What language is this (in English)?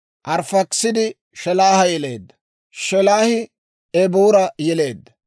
Dawro